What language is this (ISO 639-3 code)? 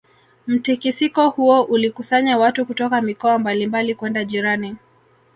swa